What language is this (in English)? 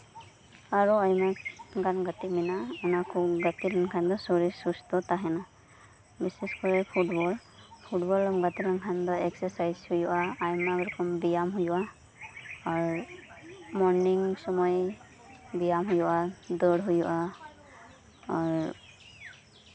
Santali